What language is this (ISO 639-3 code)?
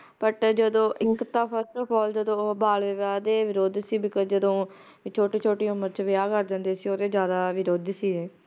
pan